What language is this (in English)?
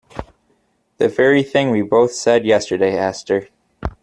English